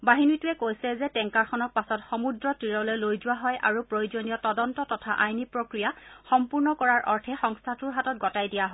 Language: Assamese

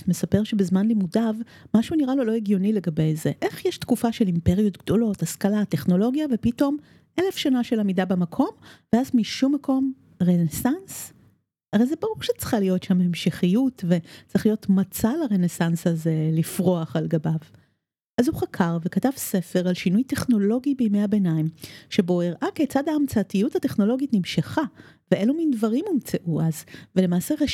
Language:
Hebrew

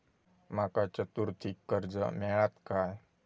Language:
Marathi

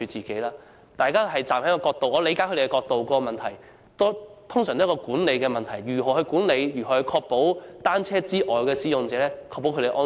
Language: Cantonese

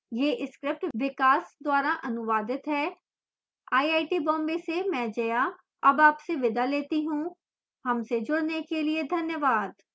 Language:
Hindi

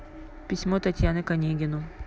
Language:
Russian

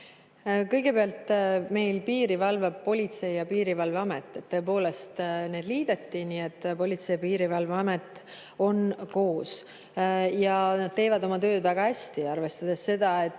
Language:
Estonian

